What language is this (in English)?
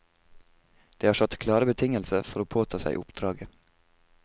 Norwegian